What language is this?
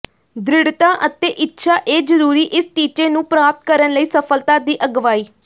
Punjabi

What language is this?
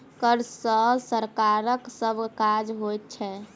Maithili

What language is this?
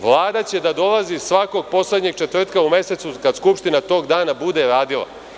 Serbian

